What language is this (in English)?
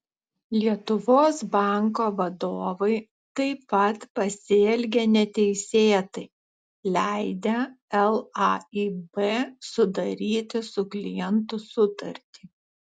Lithuanian